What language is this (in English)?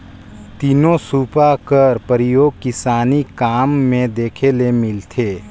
Chhattisgarhi